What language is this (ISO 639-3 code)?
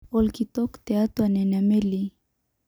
mas